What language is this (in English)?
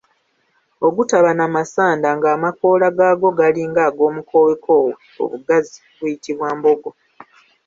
Ganda